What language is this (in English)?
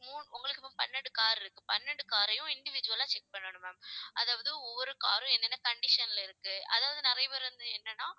Tamil